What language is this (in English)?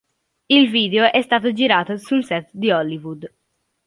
Italian